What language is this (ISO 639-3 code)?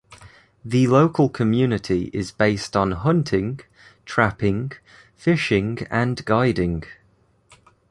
eng